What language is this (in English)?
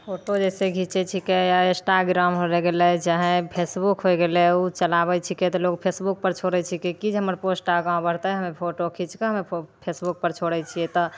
Maithili